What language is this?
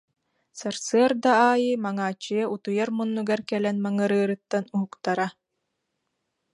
Yakut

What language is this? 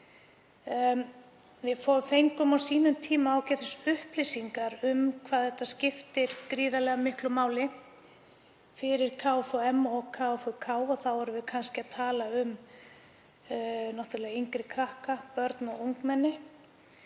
Icelandic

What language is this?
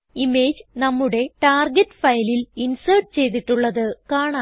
Malayalam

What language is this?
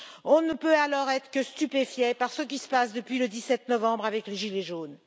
French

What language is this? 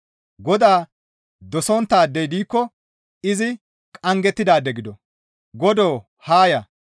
Gamo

